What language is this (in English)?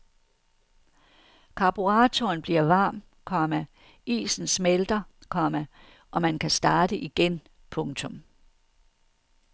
Danish